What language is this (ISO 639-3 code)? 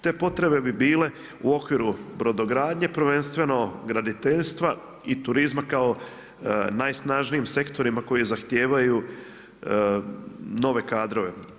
hrv